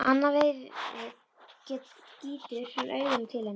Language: Icelandic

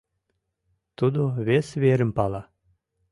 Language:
Mari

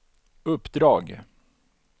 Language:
Swedish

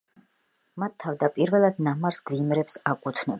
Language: Georgian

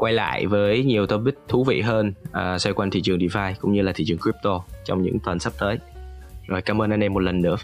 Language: Vietnamese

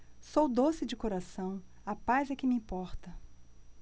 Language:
Portuguese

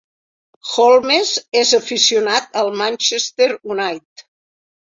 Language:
Catalan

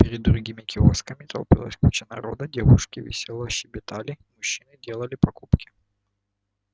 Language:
Russian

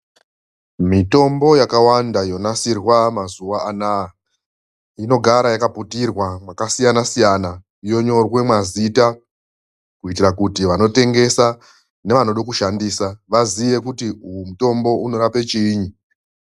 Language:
Ndau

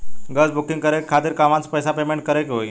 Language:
Bhojpuri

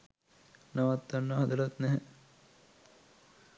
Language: Sinhala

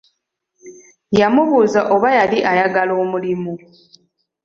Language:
Ganda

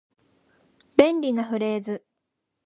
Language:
Japanese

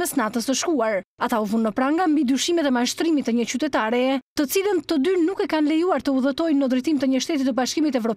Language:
Romanian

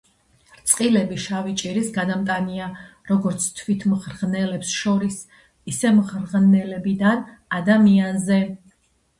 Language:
Georgian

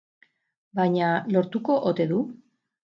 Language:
Basque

